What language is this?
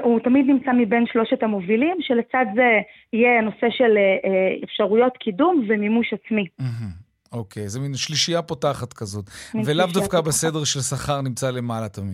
Hebrew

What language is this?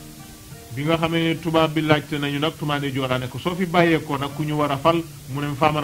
French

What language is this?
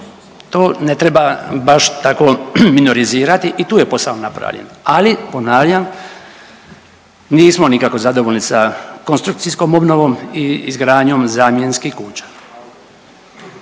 Croatian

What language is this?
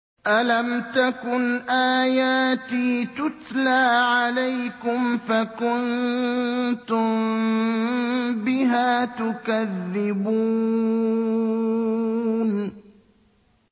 Arabic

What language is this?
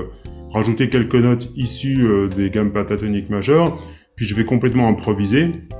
French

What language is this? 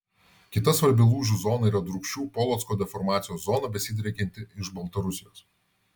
Lithuanian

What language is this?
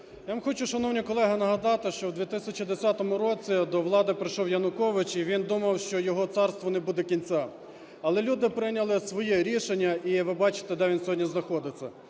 Ukrainian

